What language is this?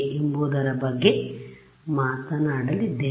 Kannada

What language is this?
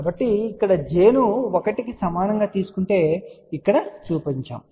Telugu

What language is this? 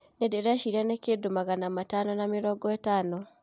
Kikuyu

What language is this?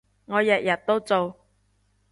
Cantonese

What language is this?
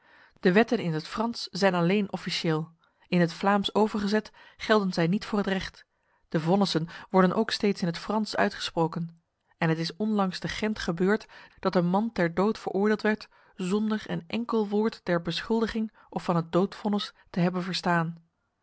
Dutch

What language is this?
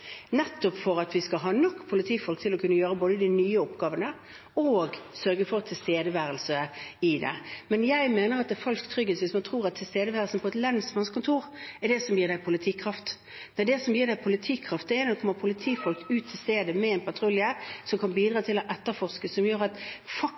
Norwegian Bokmål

